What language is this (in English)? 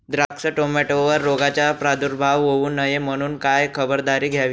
Marathi